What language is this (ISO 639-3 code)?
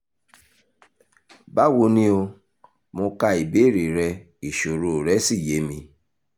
yor